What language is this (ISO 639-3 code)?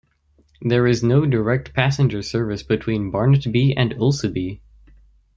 eng